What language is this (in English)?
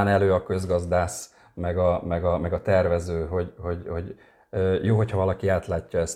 Hungarian